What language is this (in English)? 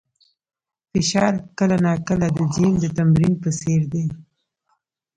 Pashto